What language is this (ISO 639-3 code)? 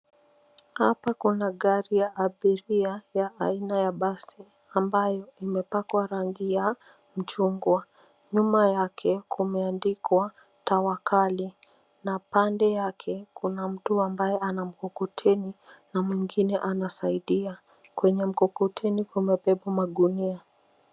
swa